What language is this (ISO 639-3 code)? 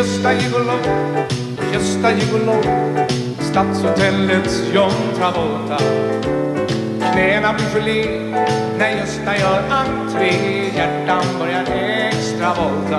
swe